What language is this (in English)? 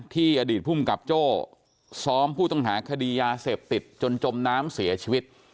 Thai